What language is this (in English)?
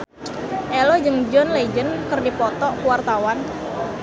Sundanese